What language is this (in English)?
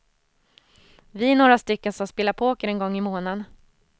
Swedish